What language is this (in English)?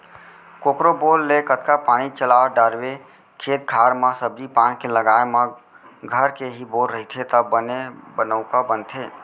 Chhattisgarhi